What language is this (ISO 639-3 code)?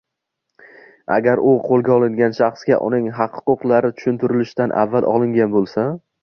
uzb